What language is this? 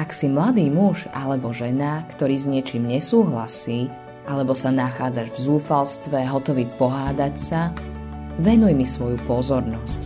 Slovak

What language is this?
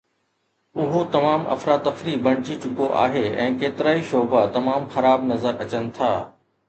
Sindhi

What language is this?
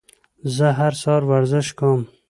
Pashto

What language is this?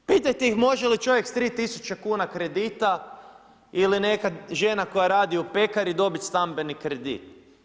Croatian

